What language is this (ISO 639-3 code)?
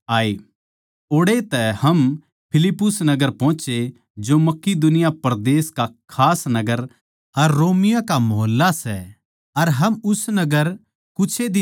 bgc